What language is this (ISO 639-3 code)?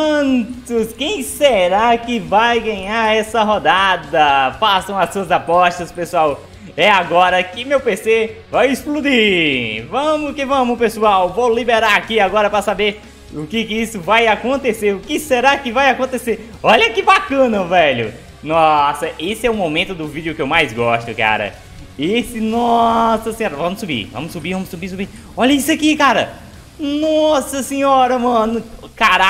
por